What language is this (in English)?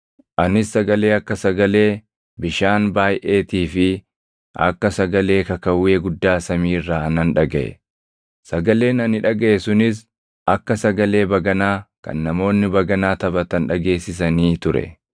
Oromo